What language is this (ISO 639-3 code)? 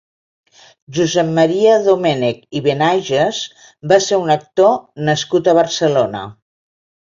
cat